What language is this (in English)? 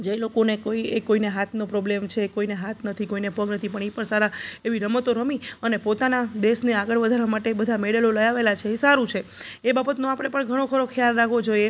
Gujarati